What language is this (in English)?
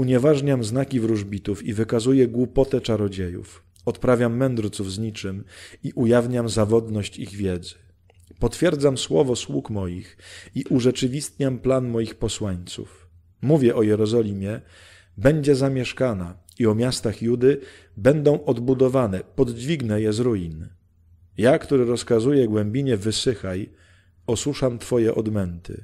Polish